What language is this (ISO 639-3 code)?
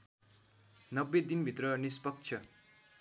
nep